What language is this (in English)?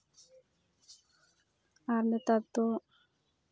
Santali